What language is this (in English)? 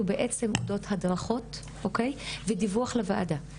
Hebrew